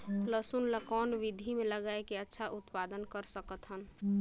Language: Chhattisgarhi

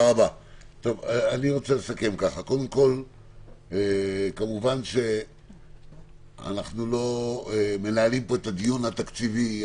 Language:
Hebrew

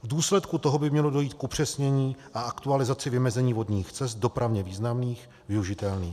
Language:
Czech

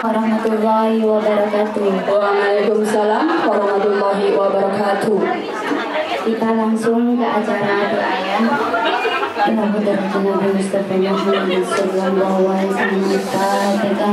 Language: Indonesian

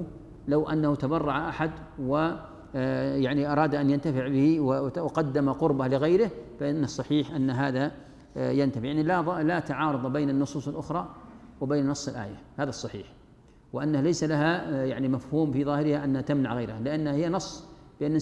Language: Arabic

